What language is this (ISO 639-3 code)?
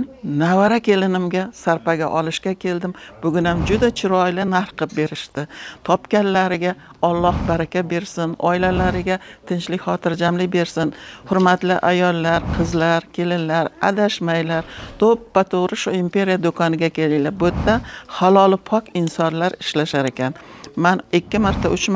tur